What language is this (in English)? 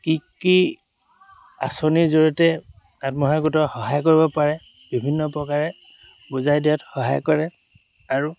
Assamese